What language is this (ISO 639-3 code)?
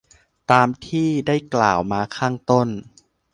tha